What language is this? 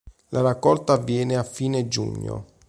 Italian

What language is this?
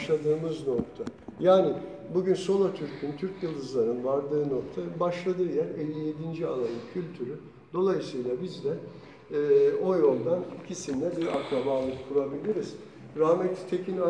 Turkish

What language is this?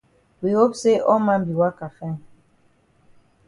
Cameroon Pidgin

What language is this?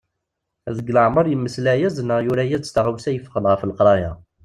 Kabyle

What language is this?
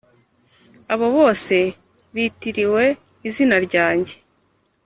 Kinyarwanda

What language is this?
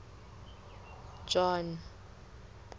Southern Sotho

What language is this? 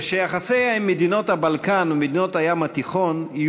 Hebrew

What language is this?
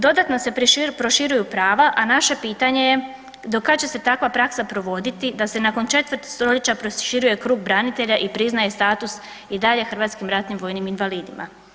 Croatian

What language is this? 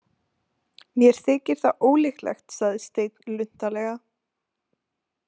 Icelandic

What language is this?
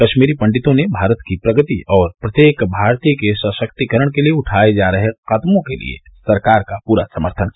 Hindi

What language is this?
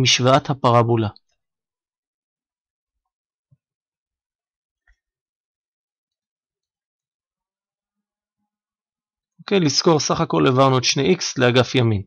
Hebrew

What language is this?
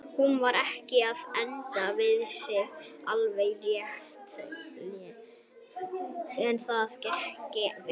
Icelandic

